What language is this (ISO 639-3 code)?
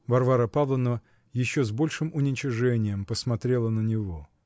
rus